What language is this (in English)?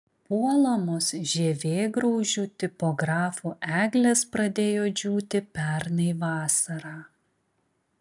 Lithuanian